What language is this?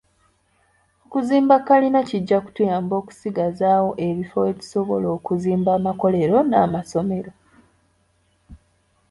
Ganda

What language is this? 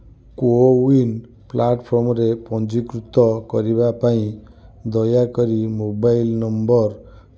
Odia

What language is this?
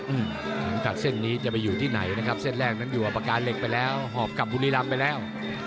Thai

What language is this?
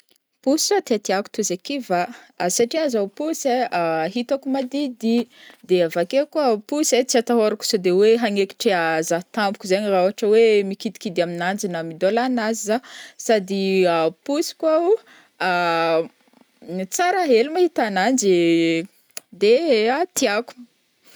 Northern Betsimisaraka Malagasy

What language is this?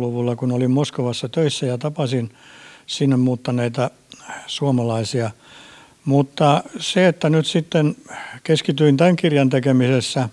Finnish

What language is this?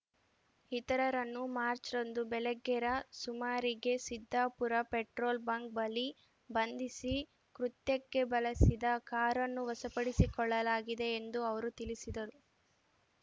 Kannada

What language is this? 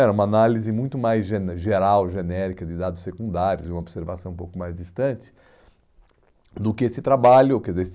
Portuguese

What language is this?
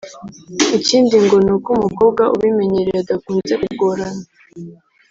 Kinyarwanda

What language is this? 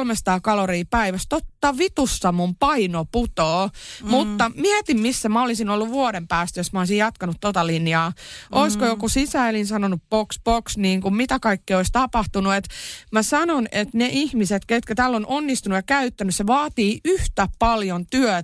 Finnish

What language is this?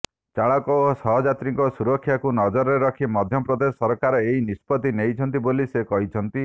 Odia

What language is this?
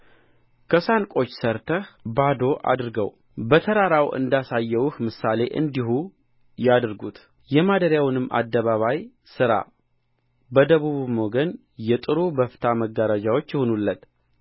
Amharic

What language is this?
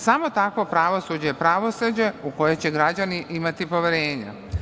Serbian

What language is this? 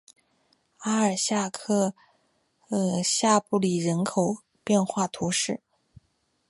Chinese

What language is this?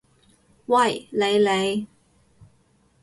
Cantonese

